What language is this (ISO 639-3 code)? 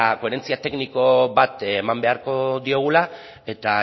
eus